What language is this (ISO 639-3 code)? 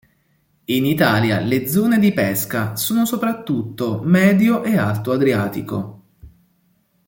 ita